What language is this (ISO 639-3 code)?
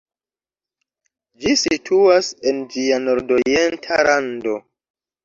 epo